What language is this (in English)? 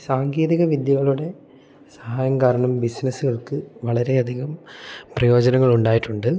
Malayalam